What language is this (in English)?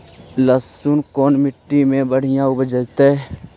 Magahi